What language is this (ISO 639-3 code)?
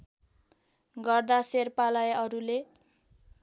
nep